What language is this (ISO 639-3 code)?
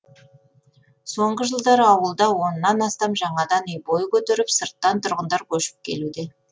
kaz